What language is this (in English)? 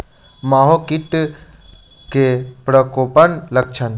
Maithili